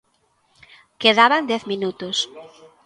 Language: Galician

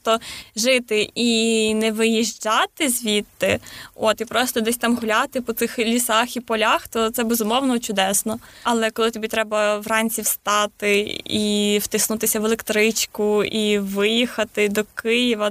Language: Ukrainian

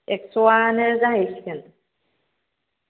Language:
Bodo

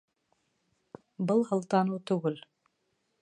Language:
Bashkir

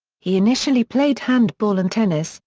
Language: English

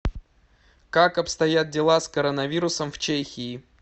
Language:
Russian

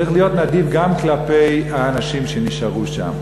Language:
Hebrew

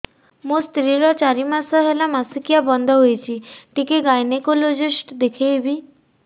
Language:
Odia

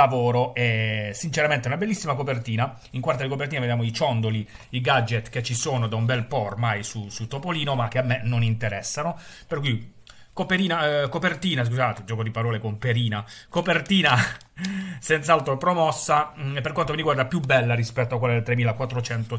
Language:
Italian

